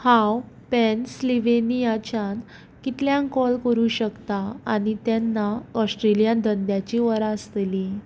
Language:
Konkani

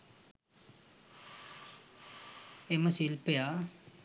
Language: Sinhala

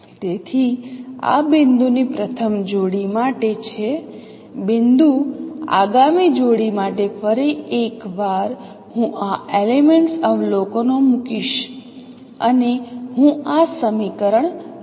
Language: Gujarati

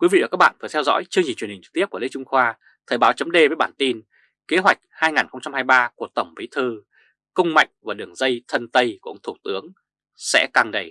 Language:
Vietnamese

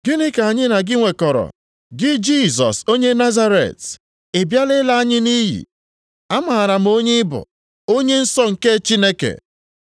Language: Igbo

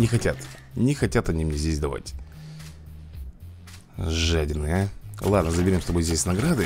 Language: Russian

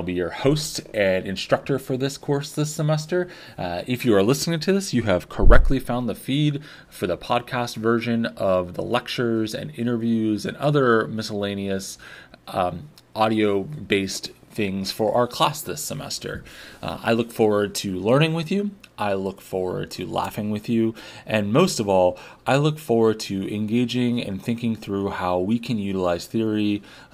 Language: English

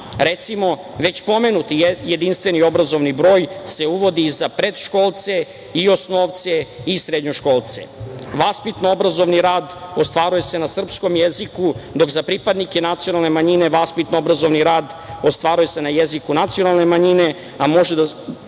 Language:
Serbian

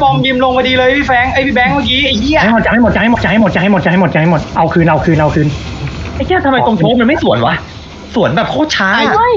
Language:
Thai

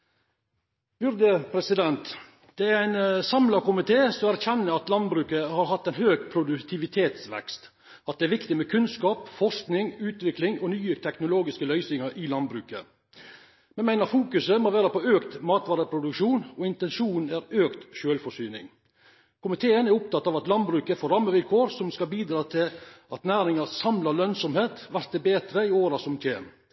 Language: Norwegian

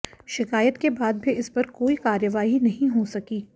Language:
Hindi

